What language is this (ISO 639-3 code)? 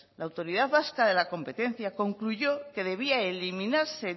spa